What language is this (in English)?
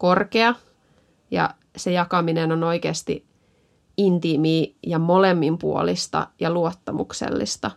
Finnish